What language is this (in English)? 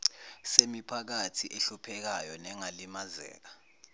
Zulu